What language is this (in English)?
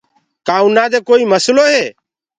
Gurgula